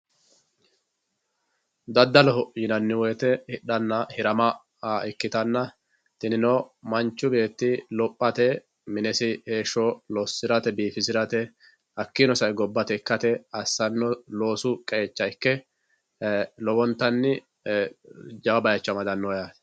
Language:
Sidamo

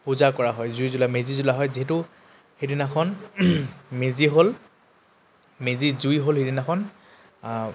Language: Assamese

